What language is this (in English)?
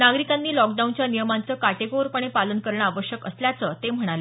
Marathi